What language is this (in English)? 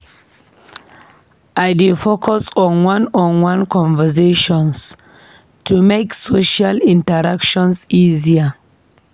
Nigerian Pidgin